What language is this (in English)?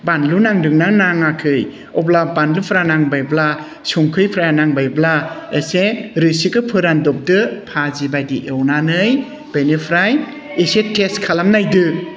Bodo